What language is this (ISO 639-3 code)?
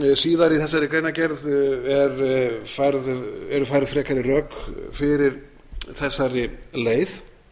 isl